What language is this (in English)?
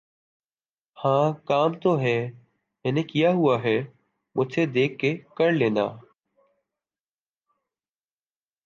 Urdu